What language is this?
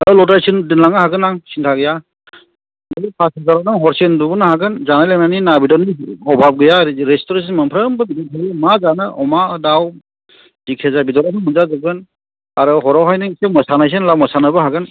Bodo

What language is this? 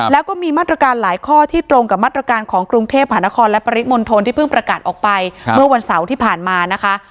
Thai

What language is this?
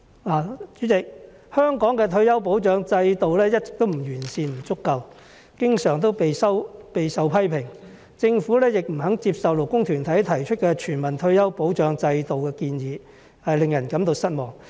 Cantonese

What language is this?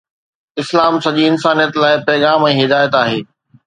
Sindhi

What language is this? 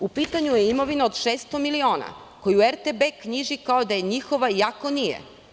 Serbian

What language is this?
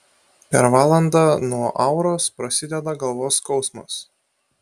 Lithuanian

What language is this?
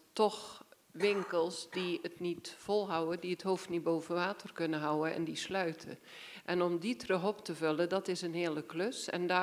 Dutch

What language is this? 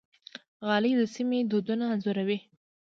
Pashto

